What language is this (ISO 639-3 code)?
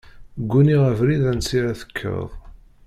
kab